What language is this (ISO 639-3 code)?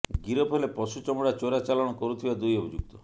ori